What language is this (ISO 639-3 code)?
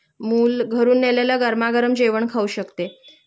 mar